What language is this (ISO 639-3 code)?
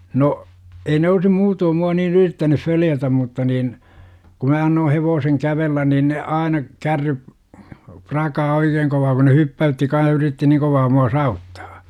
fin